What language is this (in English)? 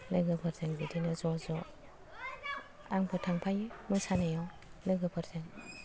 Bodo